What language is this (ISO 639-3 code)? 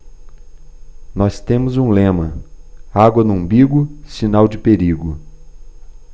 por